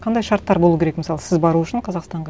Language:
Kazakh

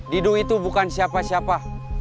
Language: Indonesian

